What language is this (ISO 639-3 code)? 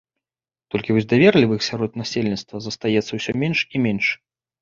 bel